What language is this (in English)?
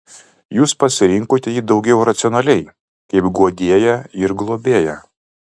Lithuanian